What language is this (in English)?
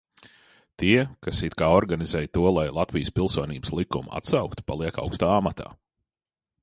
Latvian